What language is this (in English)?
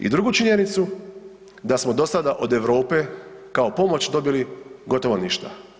Croatian